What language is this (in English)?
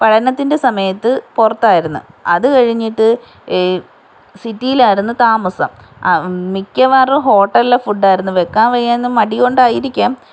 Malayalam